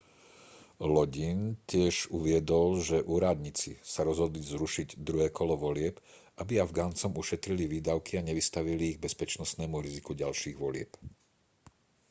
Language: Slovak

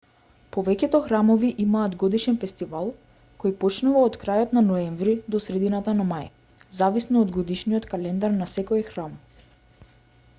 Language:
Macedonian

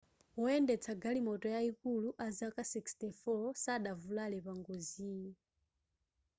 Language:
Nyanja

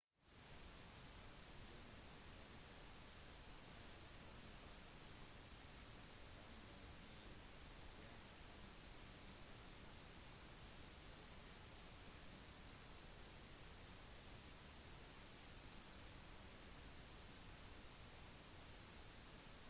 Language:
Norwegian Bokmål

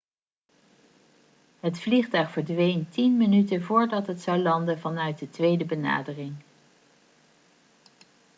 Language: Dutch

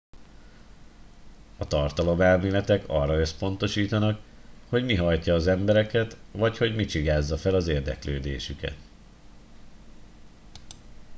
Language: Hungarian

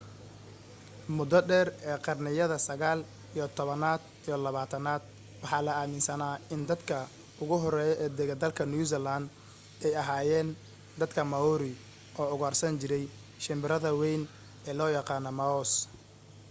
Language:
Somali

